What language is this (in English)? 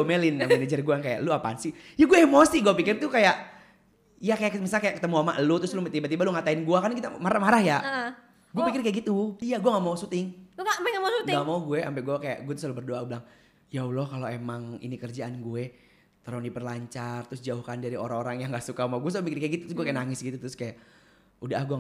Indonesian